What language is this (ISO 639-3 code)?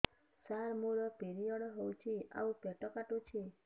ori